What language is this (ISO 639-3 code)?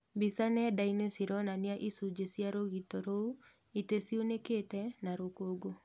kik